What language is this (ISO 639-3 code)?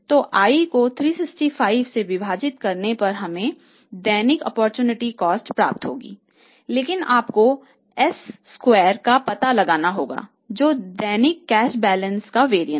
hin